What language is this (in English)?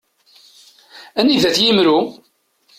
Kabyle